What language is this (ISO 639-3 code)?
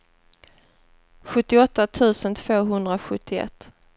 swe